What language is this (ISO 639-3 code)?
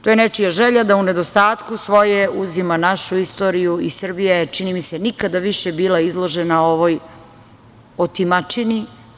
srp